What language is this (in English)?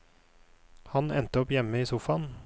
Norwegian